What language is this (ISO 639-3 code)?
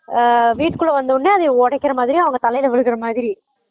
tam